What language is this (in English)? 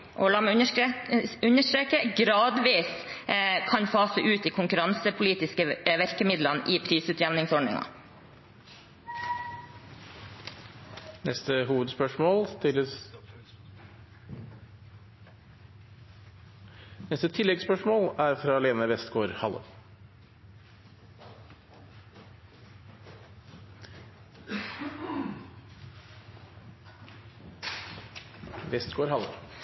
Norwegian